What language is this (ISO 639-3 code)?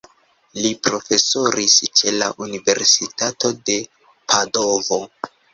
epo